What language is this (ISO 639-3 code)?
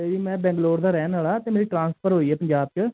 pan